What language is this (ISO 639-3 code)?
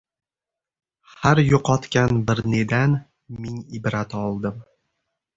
uzb